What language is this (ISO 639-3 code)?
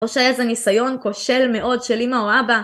heb